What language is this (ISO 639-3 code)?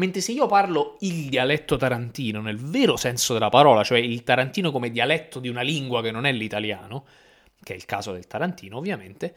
ita